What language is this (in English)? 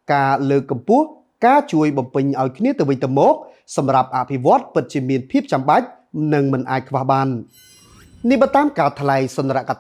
Thai